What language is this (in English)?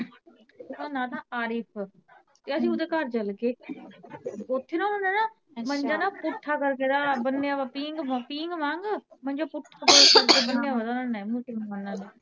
Punjabi